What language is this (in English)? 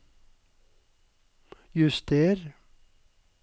Norwegian